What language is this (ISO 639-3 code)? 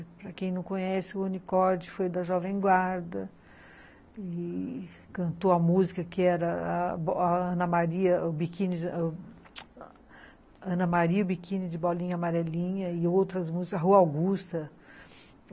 por